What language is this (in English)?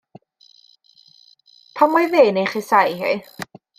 Welsh